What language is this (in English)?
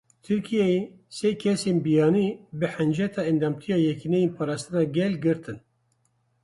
Kurdish